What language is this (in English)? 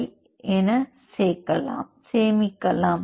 Tamil